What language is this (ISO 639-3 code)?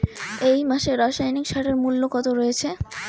ben